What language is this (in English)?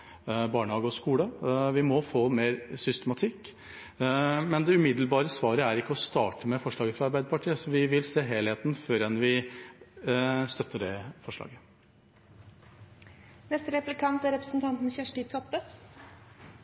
Norwegian